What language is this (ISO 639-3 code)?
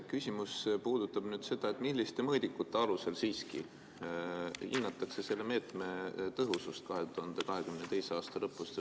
est